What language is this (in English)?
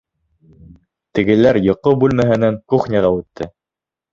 Bashkir